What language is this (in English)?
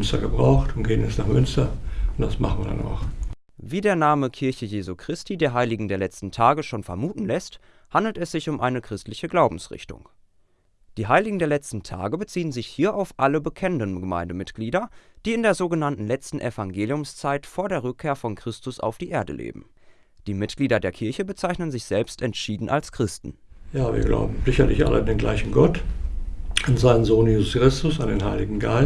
German